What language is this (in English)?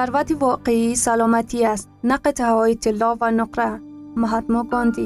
Persian